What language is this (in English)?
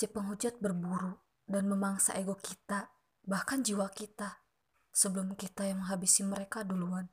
Indonesian